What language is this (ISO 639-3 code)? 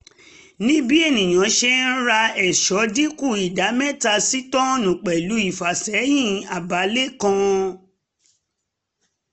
yor